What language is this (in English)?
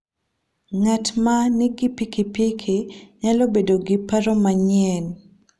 Luo (Kenya and Tanzania)